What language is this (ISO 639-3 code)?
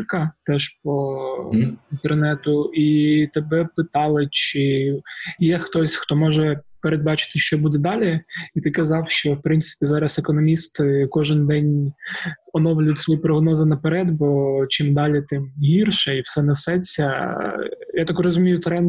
ukr